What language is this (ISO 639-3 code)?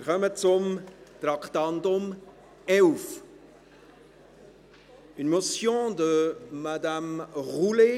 gsw